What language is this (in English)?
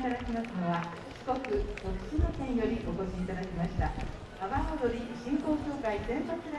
Japanese